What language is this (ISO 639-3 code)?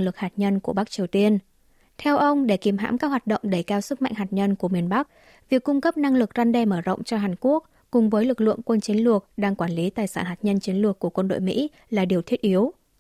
vie